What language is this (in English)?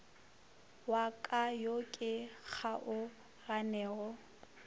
Northern Sotho